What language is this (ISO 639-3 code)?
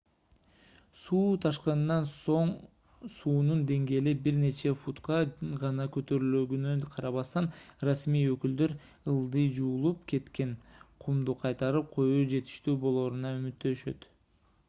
kir